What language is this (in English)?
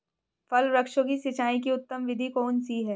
Hindi